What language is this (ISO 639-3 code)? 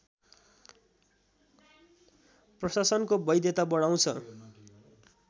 nep